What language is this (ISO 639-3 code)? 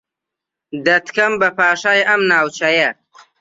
ckb